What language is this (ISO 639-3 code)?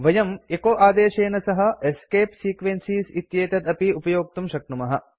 san